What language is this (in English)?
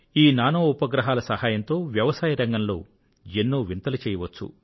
Telugu